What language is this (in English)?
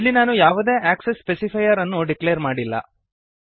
Kannada